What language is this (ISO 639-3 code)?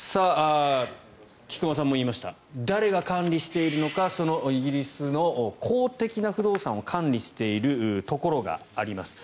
jpn